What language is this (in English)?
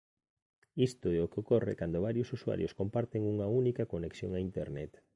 Galician